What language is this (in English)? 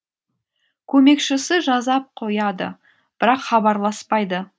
Kazakh